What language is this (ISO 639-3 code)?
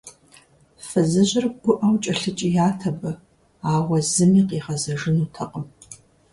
kbd